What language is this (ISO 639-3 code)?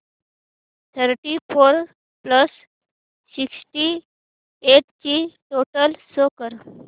mar